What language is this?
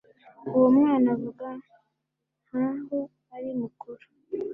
Kinyarwanda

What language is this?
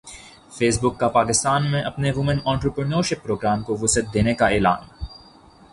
Urdu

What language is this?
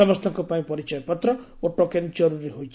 Odia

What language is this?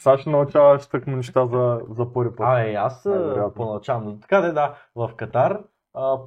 Bulgarian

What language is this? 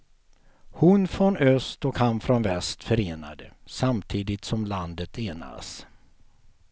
Swedish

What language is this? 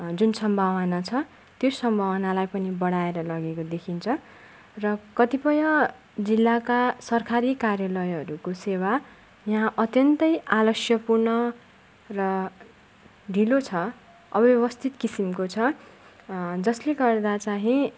Nepali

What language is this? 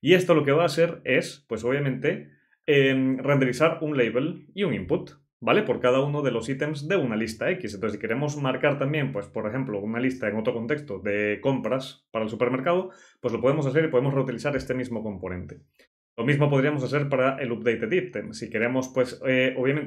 Spanish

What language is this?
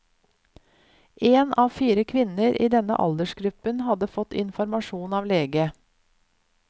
Norwegian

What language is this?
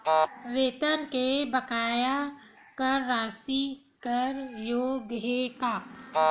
Chhattisgarhi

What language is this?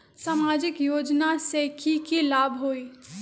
Magahi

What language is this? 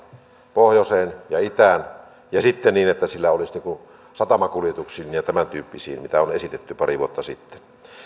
Finnish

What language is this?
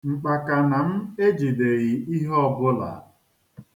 Igbo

